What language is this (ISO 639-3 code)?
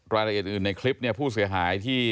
tha